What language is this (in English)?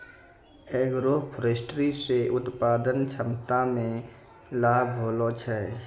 Maithili